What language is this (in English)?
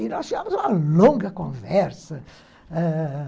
Portuguese